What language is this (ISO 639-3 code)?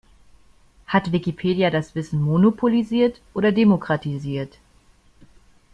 deu